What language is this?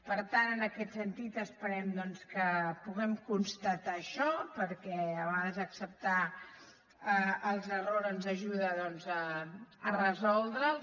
Catalan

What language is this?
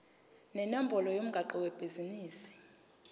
Zulu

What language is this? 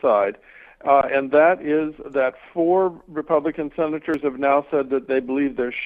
English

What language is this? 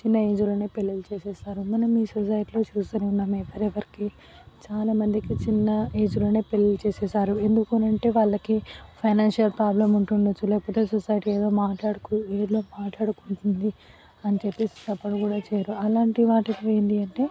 Telugu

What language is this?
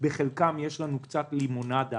Hebrew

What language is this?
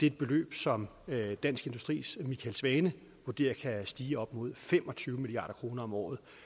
Danish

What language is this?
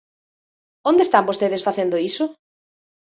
Galician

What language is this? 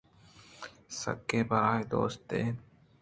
Eastern Balochi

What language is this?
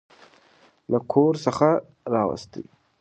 Pashto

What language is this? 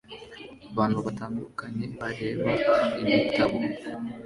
Kinyarwanda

